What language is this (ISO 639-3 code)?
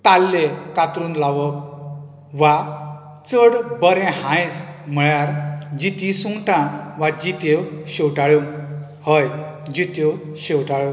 kok